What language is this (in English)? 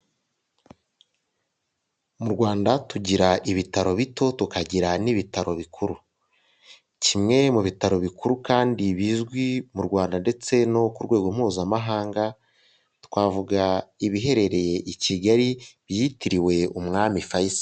Kinyarwanda